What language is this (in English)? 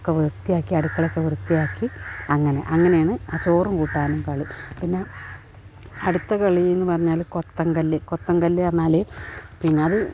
Malayalam